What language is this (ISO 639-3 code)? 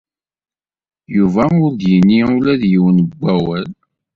kab